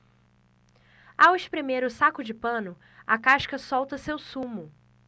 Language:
Portuguese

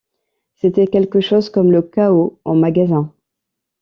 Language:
French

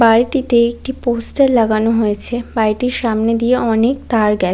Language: Bangla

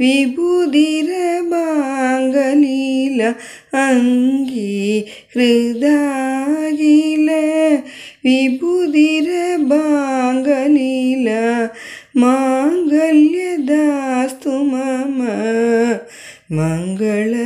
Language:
Turkish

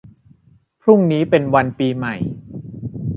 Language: Thai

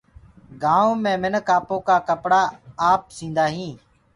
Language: Gurgula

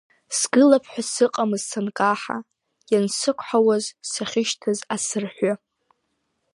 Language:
Abkhazian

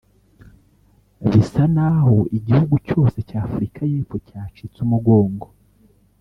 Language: Kinyarwanda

